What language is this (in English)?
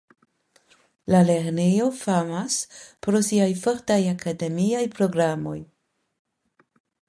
Esperanto